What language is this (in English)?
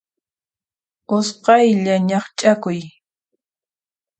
Puno Quechua